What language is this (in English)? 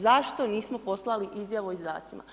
Croatian